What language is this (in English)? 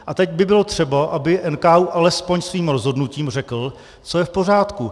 Czech